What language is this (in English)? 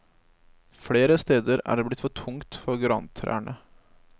Norwegian